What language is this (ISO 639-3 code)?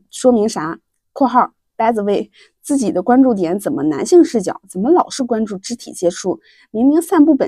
zho